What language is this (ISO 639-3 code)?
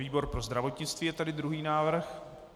ces